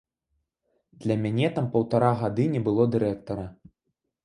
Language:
Belarusian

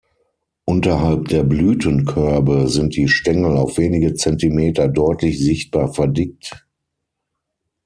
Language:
German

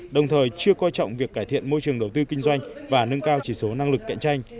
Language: Vietnamese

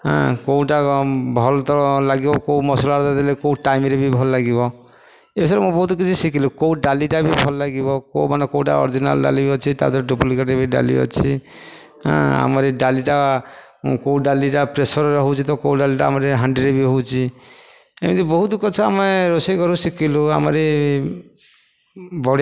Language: Odia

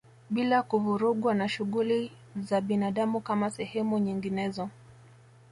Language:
Swahili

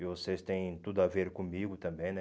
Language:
Portuguese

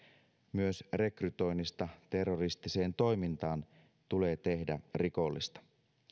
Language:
Finnish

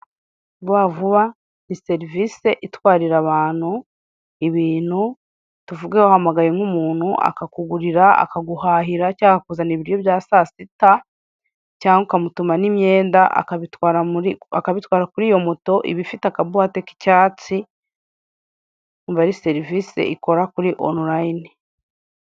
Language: Kinyarwanda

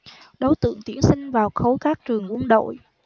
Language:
Vietnamese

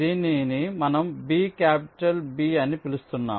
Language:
Telugu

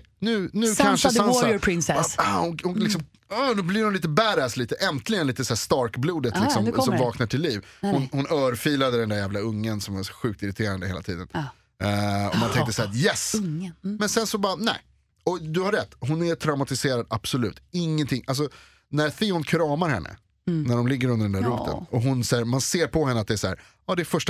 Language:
Swedish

